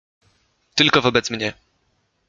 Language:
Polish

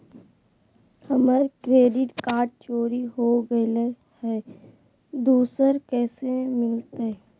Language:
Magahi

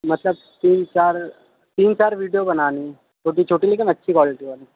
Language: Urdu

